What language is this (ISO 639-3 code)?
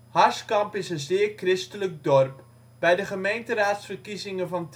nld